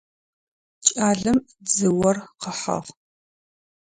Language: Adyghe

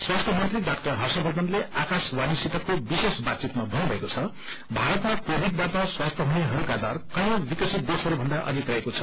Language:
Nepali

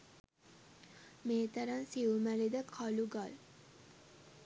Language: Sinhala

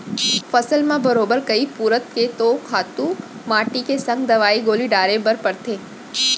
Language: Chhattisgarhi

